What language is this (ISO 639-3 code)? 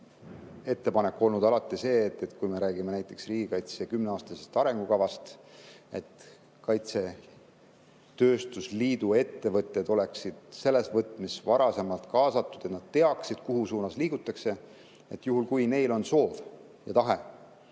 est